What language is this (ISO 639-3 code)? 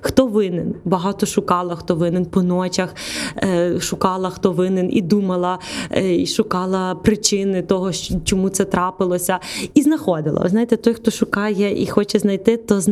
ukr